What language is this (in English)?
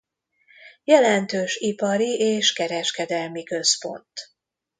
Hungarian